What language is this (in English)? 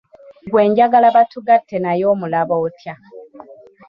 Ganda